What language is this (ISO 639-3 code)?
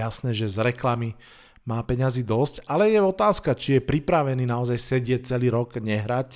slk